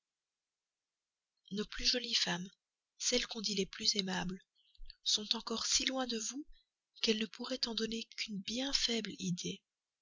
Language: French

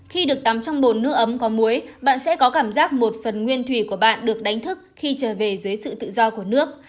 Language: Vietnamese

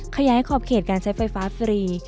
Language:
Thai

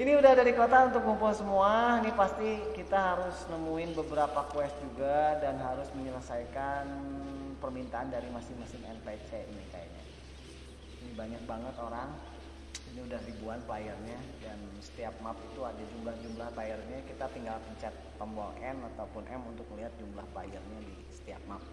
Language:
Indonesian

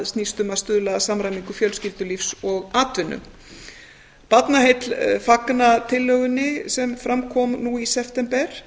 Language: Icelandic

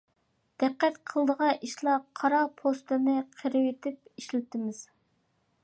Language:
Uyghur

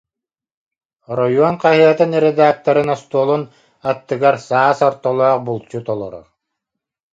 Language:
Yakut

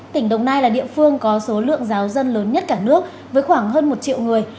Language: Vietnamese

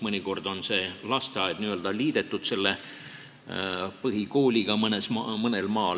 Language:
Estonian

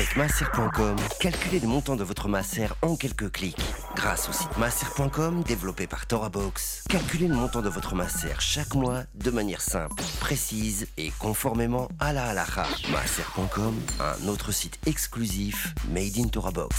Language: French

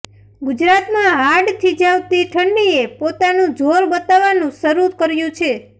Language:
Gujarati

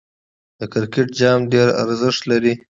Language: Pashto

